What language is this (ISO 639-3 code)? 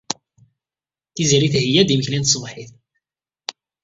kab